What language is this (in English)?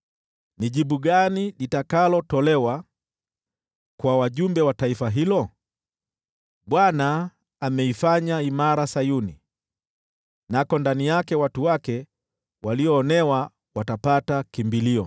Swahili